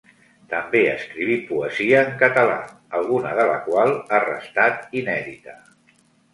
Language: Catalan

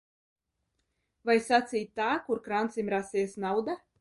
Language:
Latvian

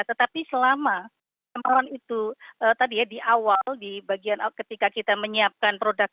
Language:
Indonesian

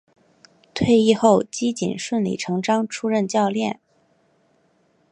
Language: Chinese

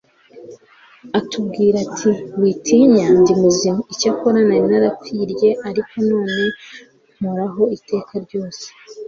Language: Kinyarwanda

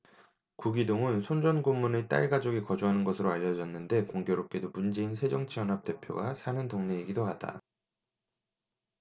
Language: Korean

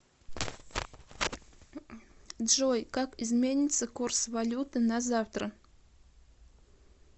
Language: Russian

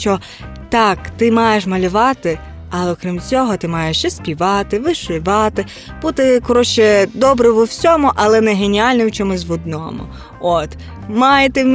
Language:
Ukrainian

